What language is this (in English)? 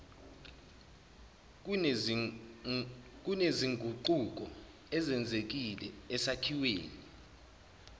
Zulu